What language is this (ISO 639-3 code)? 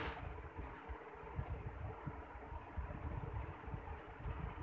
bho